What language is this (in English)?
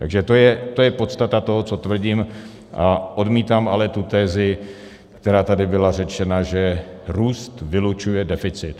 Czech